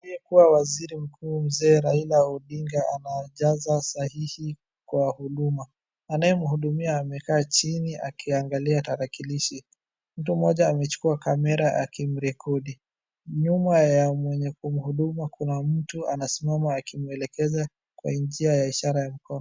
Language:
Swahili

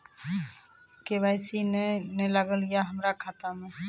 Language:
Maithili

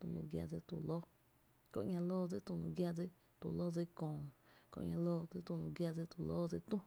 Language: Tepinapa Chinantec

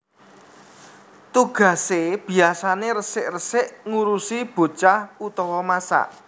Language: Javanese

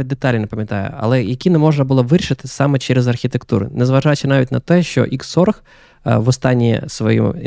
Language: Ukrainian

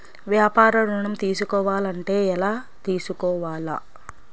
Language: Telugu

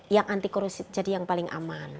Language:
Indonesian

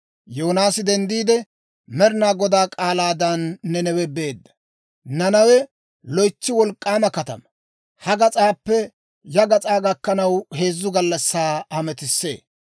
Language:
Dawro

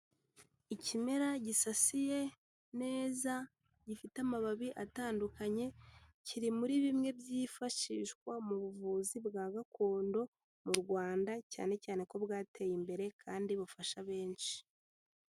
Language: Kinyarwanda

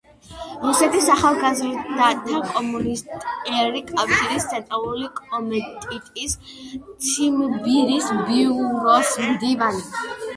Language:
Georgian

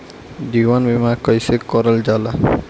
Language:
Bhojpuri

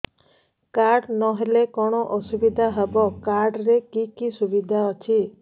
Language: Odia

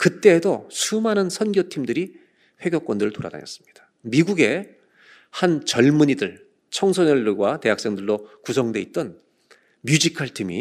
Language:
Korean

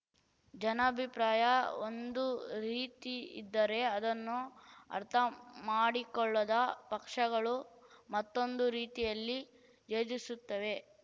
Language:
Kannada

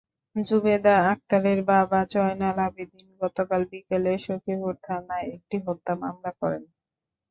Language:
Bangla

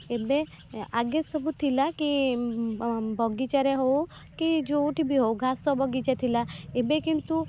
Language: Odia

